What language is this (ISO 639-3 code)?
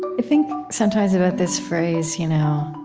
eng